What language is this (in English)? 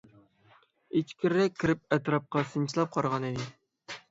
Uyghur